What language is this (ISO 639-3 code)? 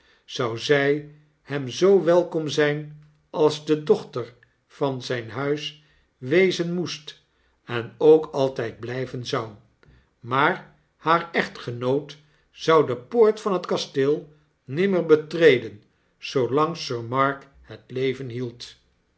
nld